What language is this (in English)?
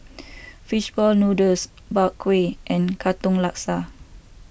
English